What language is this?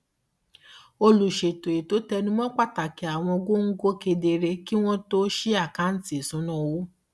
Yoruba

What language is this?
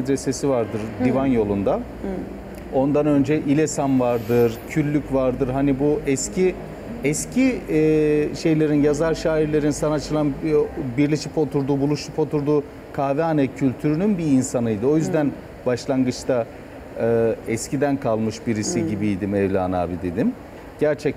Turkish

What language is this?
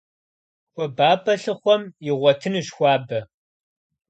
Kabardian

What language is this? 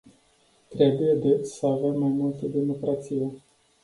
Romanian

